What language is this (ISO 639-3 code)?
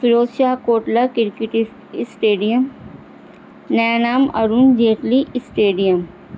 urd